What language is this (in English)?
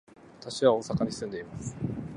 Japanese